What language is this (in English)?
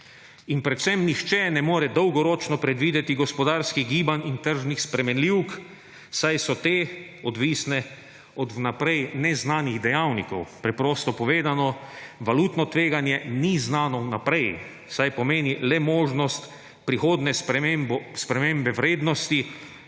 Slovenian